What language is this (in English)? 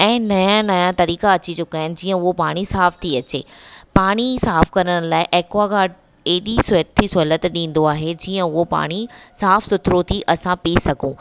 Sindhi